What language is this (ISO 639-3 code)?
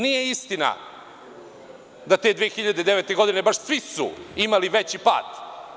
srp